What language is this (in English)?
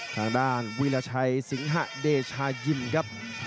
Thai